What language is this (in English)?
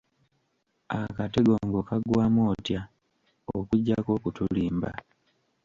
Ganda